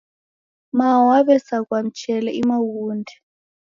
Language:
Taita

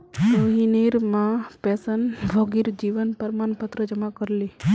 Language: Magahi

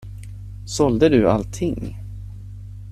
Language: Swedish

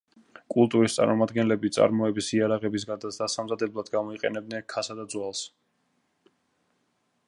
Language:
Georgian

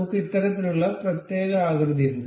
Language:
Malayalam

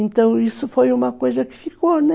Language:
Portuguese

